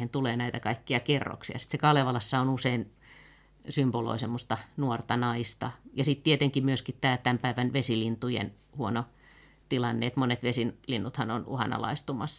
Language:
Finnish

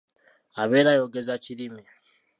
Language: Ganda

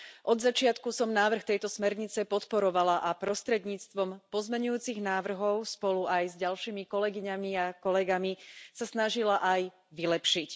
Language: Slovak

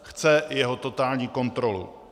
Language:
Czech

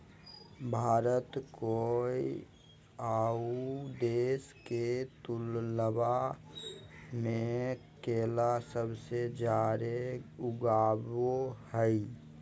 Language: Magahi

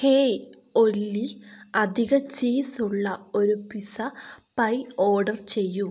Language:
Malayalam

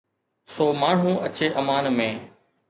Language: Sindhi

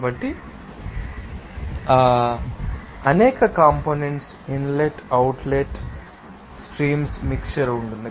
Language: Telugu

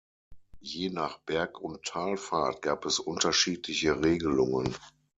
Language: German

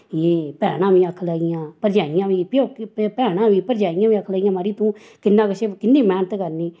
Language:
Dogri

